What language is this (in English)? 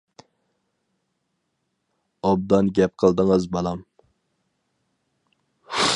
Uyghur